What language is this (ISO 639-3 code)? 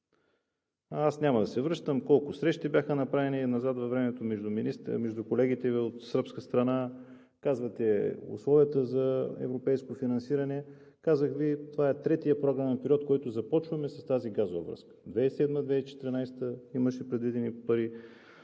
bul